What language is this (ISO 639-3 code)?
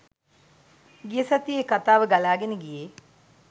sin